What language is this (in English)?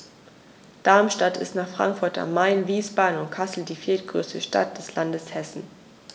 German